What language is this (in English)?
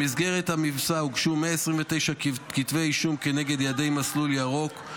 Hebrew